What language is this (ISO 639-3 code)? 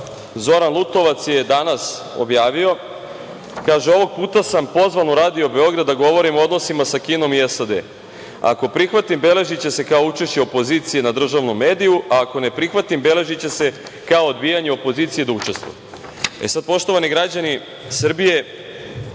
srp